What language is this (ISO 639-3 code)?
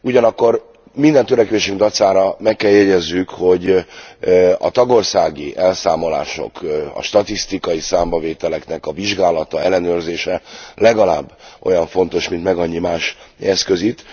hun